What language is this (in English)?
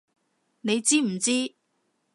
Cantonese